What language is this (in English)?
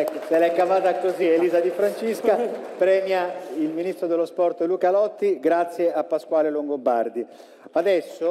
Italian